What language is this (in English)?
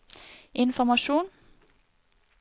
Norwegian